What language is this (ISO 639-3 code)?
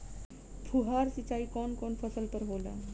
bho